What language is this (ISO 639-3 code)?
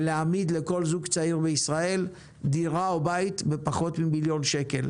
heb